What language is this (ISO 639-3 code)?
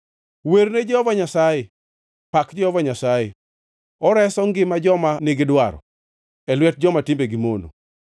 luo